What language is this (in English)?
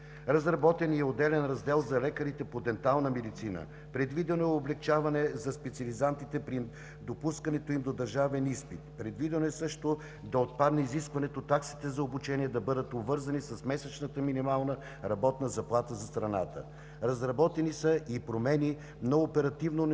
Bulgarian